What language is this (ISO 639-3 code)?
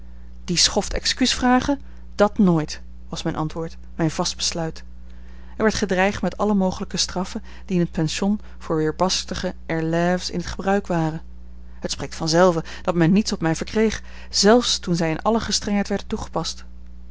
nld